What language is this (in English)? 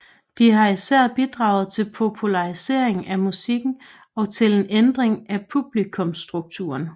Danish